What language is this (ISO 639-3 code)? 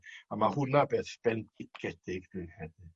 cym